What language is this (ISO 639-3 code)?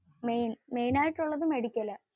mal